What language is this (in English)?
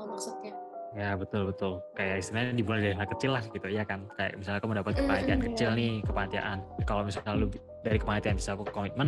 Indonesian